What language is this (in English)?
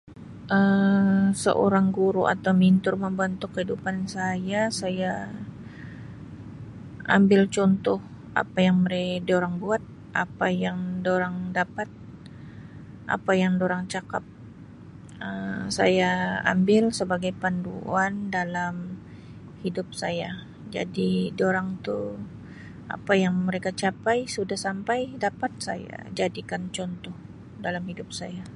Sabah Malay